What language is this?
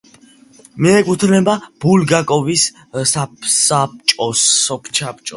Georgian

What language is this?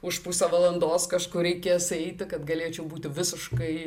Lithuanian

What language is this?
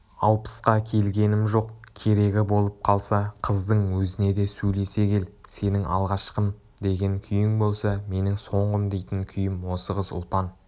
Kazakh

